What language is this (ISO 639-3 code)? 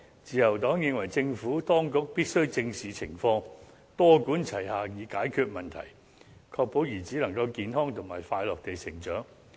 yue